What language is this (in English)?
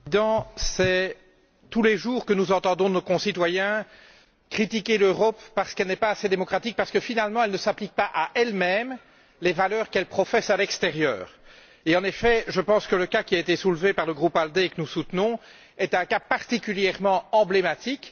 French